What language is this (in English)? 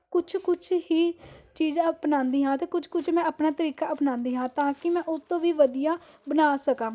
Punjabi